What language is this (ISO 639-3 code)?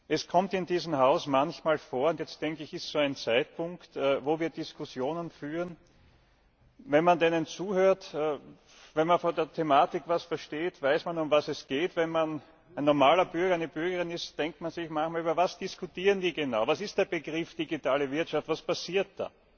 deu